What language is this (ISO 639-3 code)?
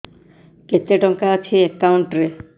ori